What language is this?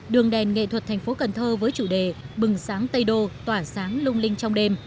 Vietnamese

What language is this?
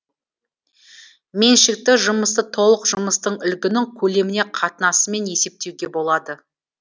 Kazakh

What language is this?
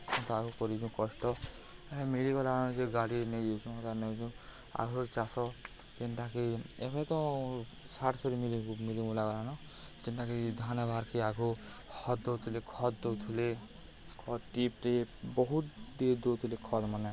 Odia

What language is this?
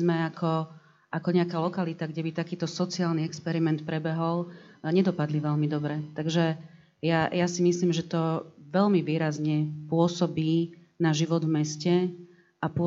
Slovak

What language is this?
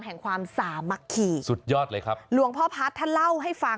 Thai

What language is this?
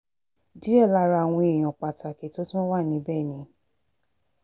Yoruba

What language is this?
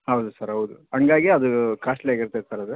Kannada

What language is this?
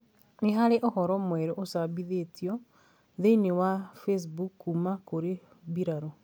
Kikuyu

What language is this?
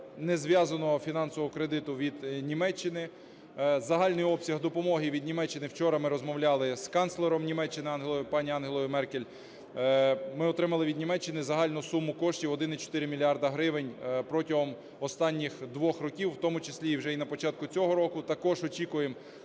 Ukrainian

